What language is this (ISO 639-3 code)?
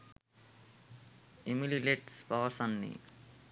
sin